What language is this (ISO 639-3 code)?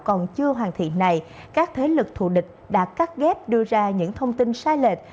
vie